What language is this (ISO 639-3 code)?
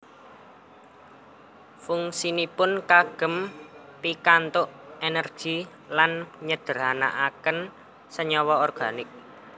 jav